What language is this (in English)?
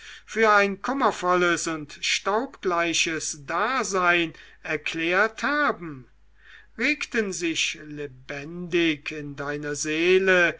German